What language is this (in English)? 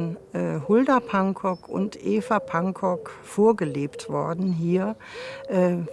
German